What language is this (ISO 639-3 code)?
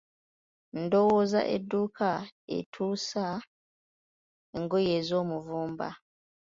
lug